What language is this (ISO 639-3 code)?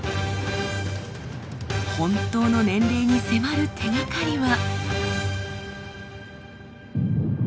jpn